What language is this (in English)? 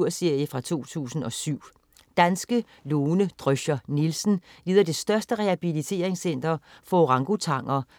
Danish